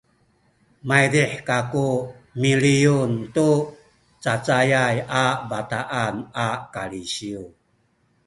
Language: Sakizaya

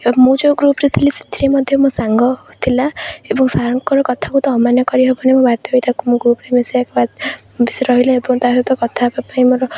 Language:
Odia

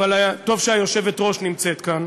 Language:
Hebrew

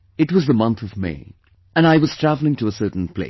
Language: English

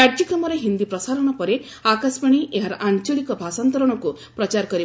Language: Odia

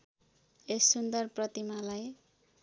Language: Nepali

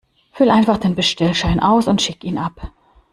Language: German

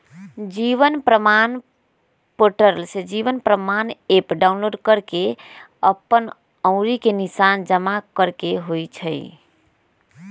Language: Magahi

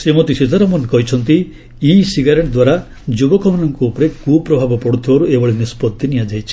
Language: Odia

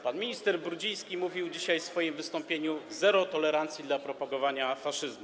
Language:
Polish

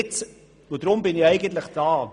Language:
Swiss German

